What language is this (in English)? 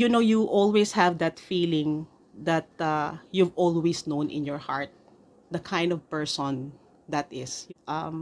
Filipino